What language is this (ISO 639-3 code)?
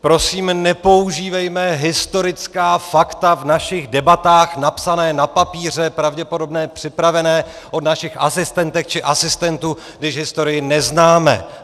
ces